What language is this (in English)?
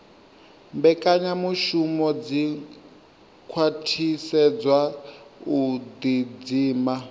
Venda